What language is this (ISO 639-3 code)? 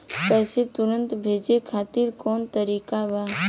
bho